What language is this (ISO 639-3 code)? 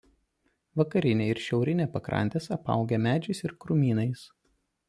lit